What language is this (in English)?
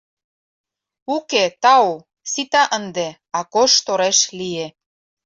Mari